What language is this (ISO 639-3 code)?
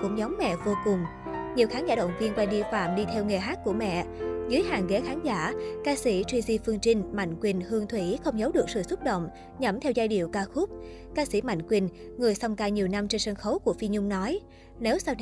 vie